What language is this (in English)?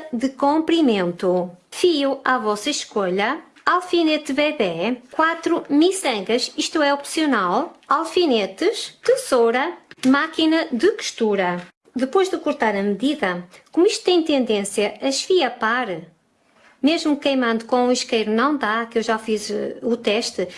Portuguese